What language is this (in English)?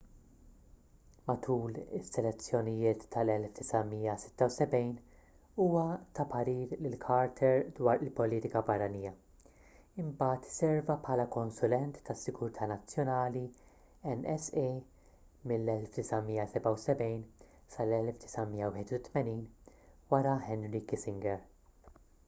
Maltese